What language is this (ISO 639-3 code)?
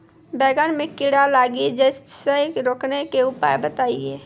mai